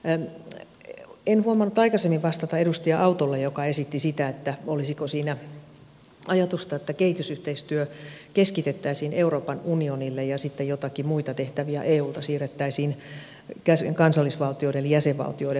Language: Finnish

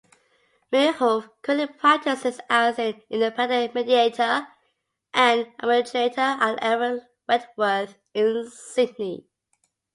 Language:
English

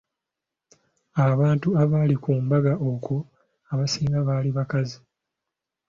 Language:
Ganda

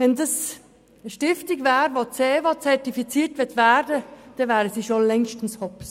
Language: Swiss German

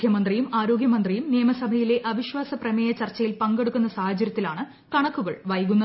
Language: Malayalam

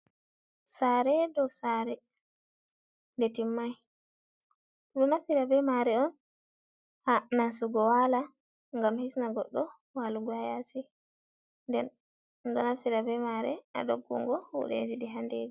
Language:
Fula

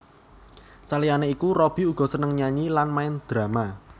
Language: Javanese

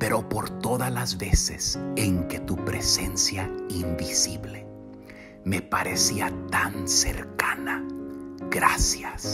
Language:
Spanish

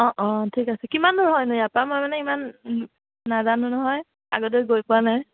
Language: Assamese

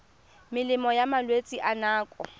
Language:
Tswana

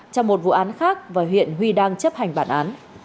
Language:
Vietnamese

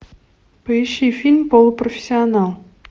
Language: Russian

